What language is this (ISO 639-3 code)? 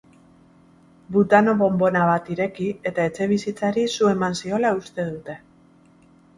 eus